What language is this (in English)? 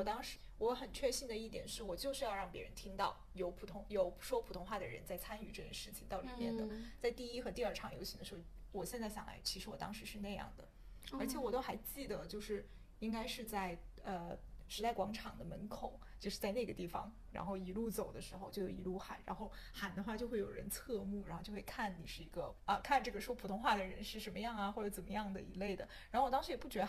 Chinese